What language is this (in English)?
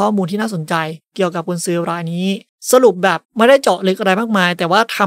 Thai